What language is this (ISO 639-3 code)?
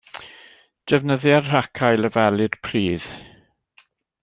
cym